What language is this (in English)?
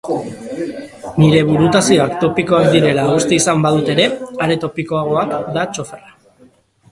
Basque